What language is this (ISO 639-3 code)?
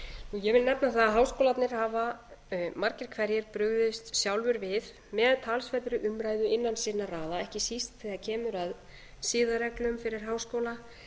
isl